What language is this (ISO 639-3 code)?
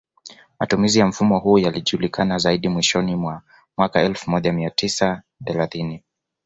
swa